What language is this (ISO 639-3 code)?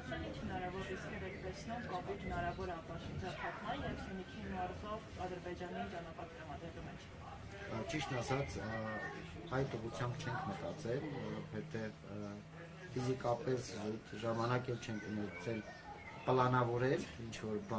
ron